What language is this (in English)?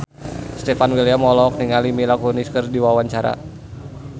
Sundanese